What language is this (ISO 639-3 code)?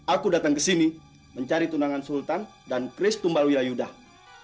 ind